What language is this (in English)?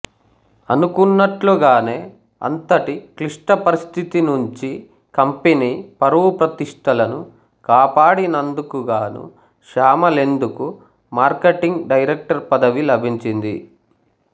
Telugu